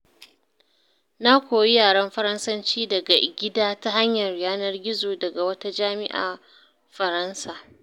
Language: Hausa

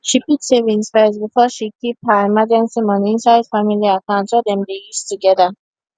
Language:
Nigerian Pidgin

